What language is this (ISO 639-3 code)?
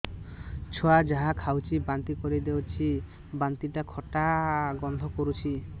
ori